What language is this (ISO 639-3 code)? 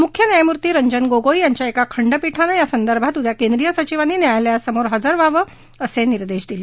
mar